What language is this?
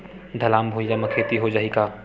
Chhattisgarhi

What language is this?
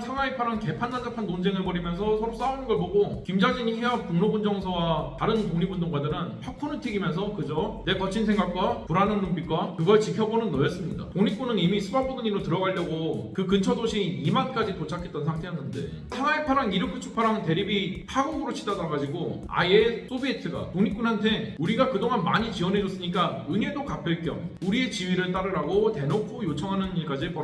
Korean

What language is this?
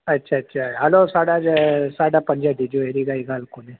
Sindhi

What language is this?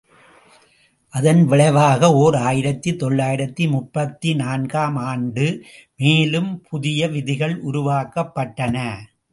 Tamil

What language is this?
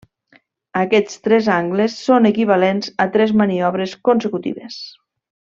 Catalan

